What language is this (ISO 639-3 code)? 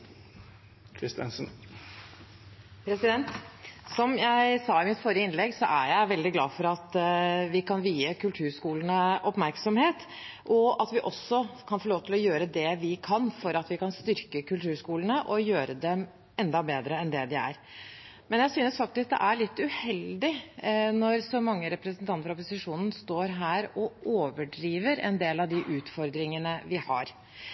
nob